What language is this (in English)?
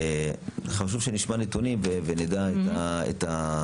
Hebrew